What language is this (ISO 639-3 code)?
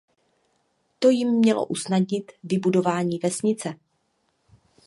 ces